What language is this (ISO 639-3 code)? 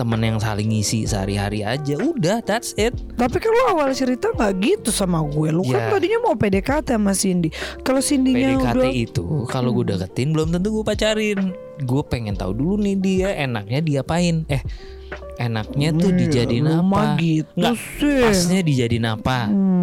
ind